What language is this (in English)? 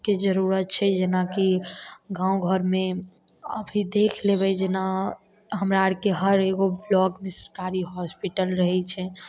Maithili